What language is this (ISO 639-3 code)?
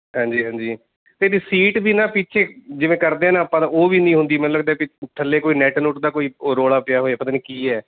pan